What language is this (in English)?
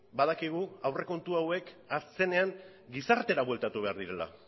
Basque